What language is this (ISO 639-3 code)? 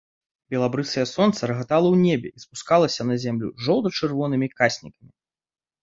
bel